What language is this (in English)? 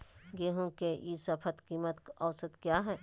Magahi